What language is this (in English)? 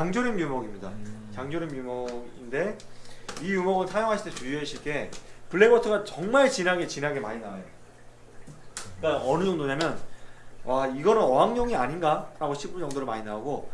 Korean